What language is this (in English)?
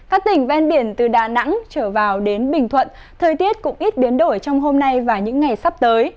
Vietnamese